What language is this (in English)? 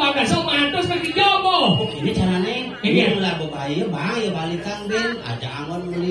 Indonesian